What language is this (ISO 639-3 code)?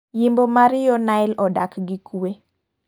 luo